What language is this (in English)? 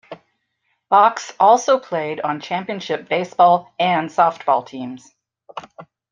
English